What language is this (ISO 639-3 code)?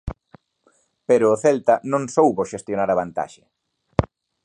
glg